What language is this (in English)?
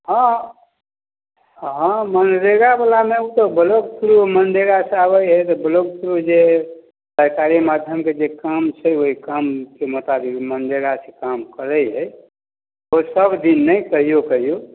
Maithili